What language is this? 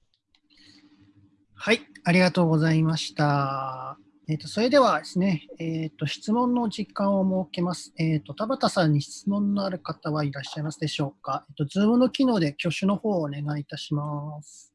Japanese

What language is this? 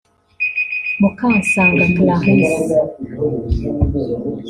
Kinyarwanda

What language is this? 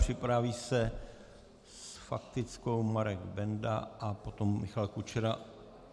Czech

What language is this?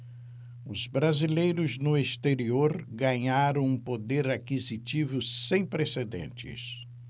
Portuguese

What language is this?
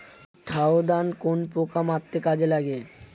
Bangla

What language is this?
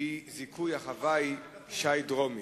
Hebrew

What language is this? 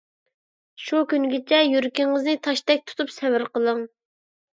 Uyghur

